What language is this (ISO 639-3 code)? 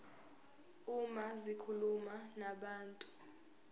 zul